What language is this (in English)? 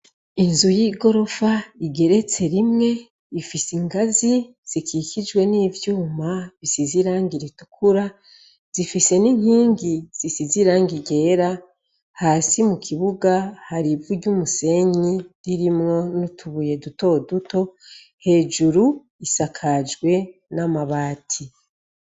Rundi